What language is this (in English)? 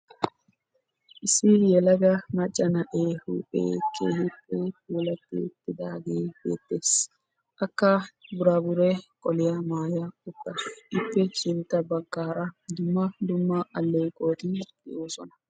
Wolaytta